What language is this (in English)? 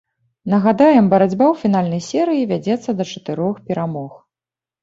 Belarusian